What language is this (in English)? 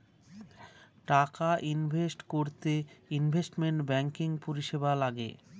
Bangla